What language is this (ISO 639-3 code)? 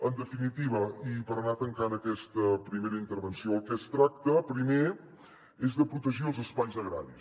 cat